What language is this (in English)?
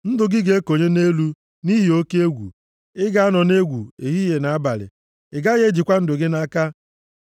Igbo